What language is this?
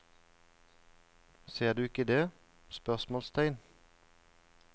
Norwegian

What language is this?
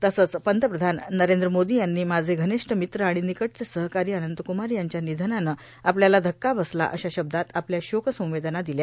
Marathi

